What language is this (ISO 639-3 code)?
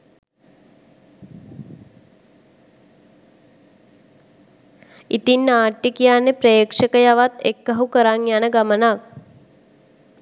sin